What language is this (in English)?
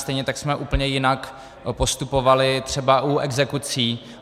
Czech